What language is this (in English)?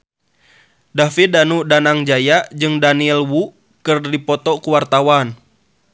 Sundanese